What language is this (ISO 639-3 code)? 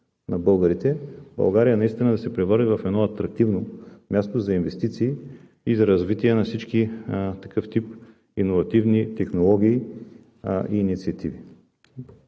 bul